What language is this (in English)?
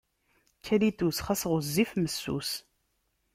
Kabyle